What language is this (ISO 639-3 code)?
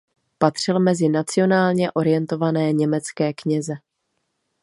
ces